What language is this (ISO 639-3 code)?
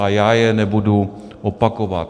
ces